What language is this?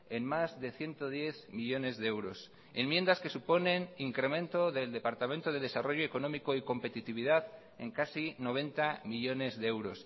Spanish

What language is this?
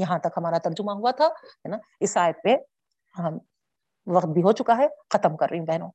Urdu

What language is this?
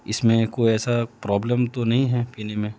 Urdu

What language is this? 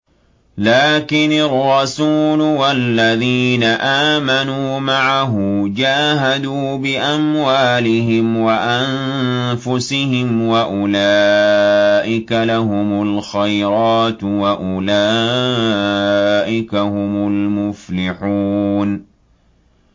Arabic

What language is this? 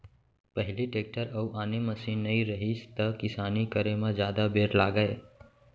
Chhattisgarhi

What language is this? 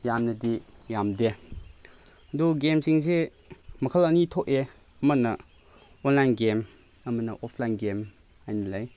Manipuri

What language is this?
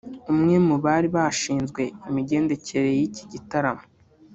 Kinyarwanda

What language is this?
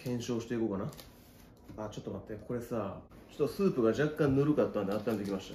Japanese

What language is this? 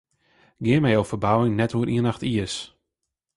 Western Frisian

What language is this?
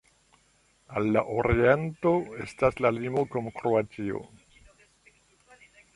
Esperanto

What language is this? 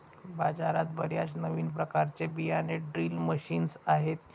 Marathi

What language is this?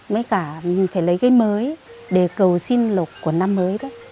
Vietnamese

